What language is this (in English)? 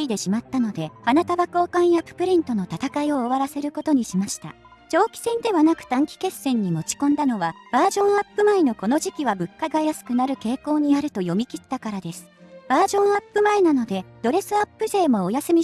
Japanese